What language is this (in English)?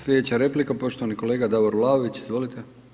Croatian